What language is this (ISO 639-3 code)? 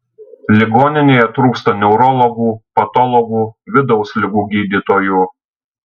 lit